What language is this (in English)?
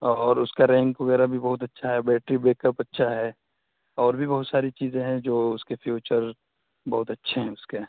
Urdu